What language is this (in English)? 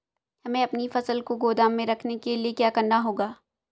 Hindi